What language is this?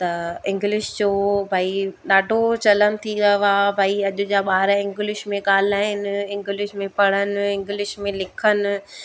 Sindhi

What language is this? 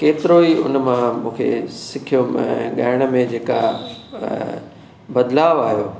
Sindhi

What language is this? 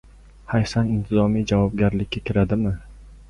Uzbek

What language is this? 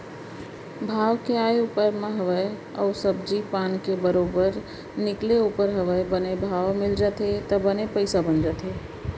Chhattisgarhi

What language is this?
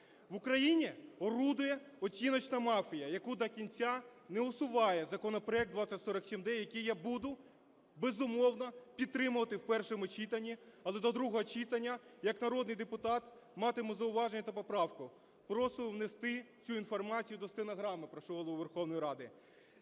Ukrainian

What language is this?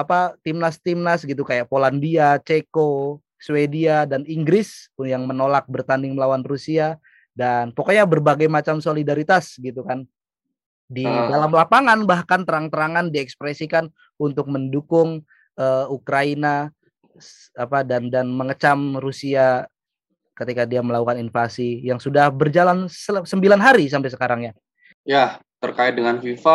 Indonesian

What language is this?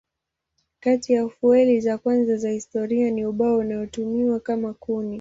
Swahili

